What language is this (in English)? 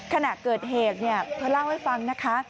Thai